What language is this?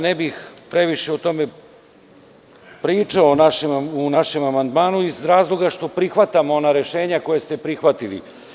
Serbian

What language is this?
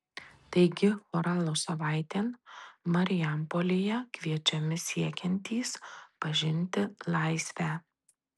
Lithuanian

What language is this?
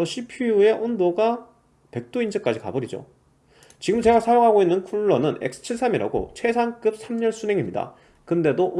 Korean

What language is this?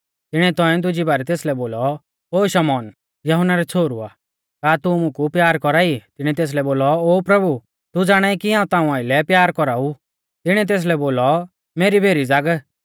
Mahasu Pahari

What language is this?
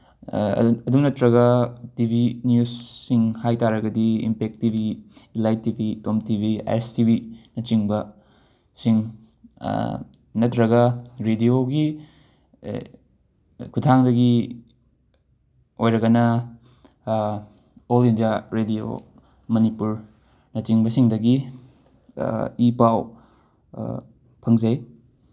Manipuri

